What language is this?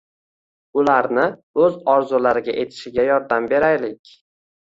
Uzbek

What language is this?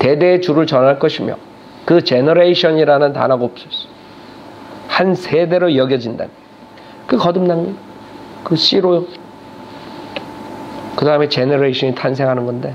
Korean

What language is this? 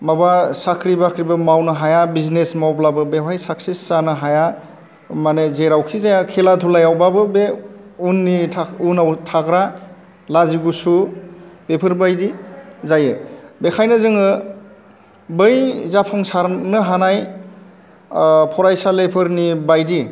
Bodo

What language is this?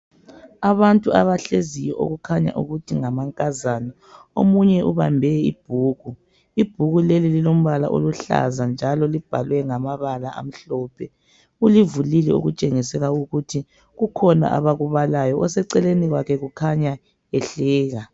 North Ndebele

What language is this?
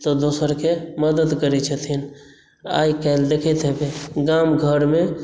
Maithili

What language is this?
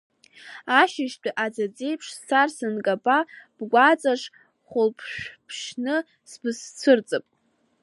Abkhazian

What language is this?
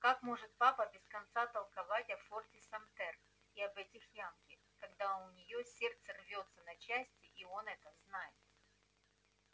Russian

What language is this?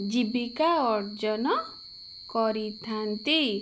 Odia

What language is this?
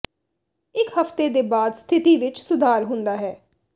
Punjabi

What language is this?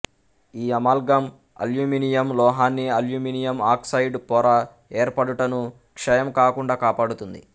Telugu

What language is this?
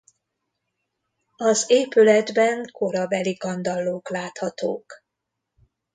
Hungarian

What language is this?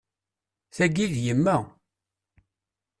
Kabyle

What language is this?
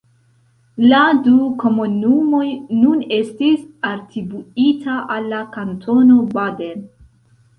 Esperanto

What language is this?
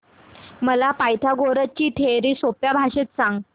Marathi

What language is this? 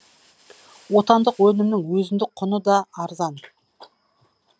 Kazakh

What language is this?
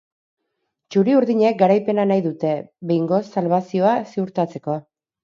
Basque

